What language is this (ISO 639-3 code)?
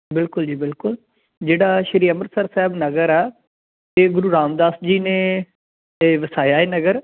pan